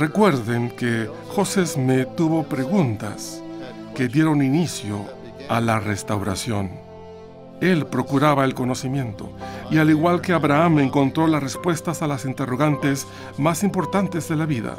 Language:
Spanish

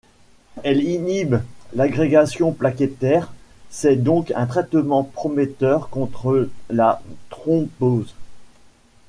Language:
French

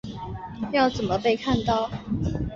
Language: Chinese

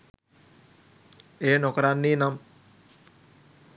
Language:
Sinhala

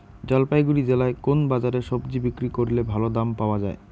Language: Bangla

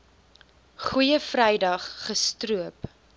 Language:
Afrikaans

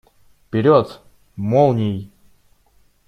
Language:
Russian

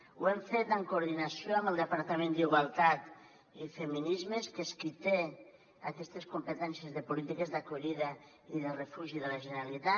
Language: Catalan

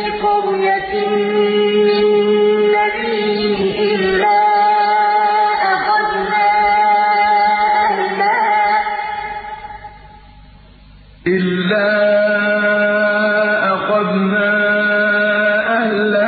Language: Arabic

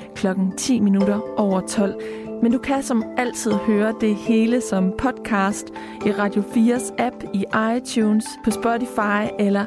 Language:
Danish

